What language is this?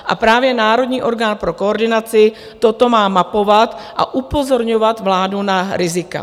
Czech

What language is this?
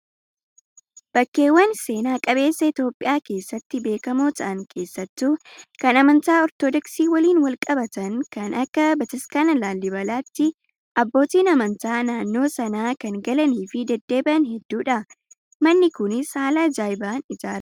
Oromo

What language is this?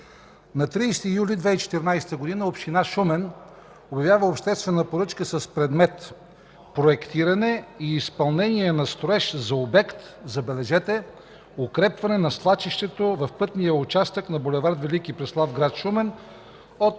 Bulgarian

